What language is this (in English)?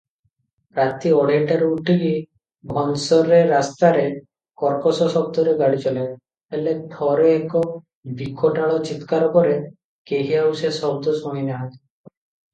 Odia